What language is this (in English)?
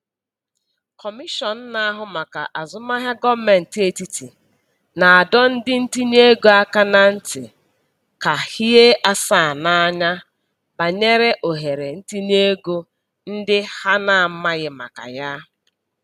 Igbo